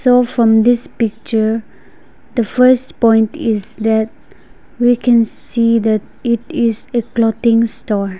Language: English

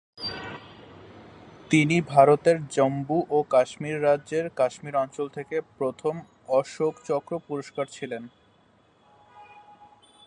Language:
Bangla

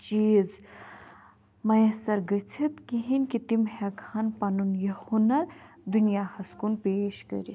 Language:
Kashmiri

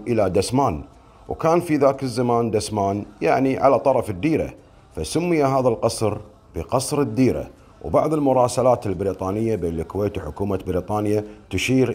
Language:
Arabic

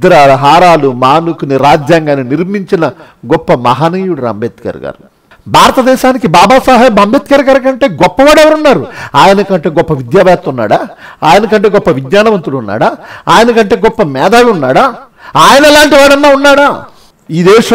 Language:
Hindi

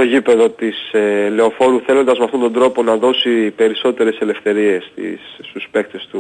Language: Greek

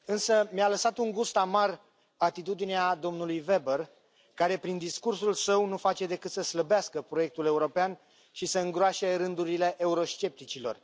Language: Romanian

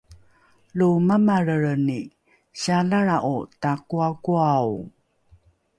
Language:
Rukai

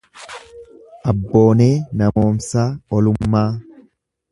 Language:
Oromo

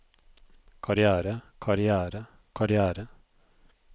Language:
Norwegian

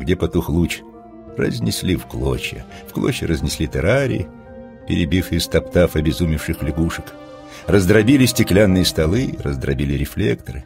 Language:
Russian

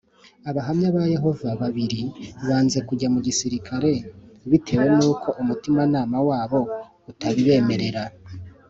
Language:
Kinyarwanda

